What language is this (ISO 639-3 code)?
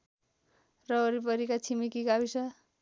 nep